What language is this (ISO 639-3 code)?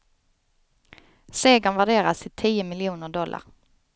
swe